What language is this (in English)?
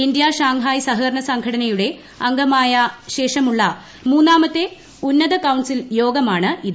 Malayalam